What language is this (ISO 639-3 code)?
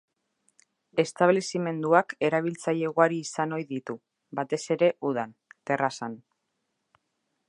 eus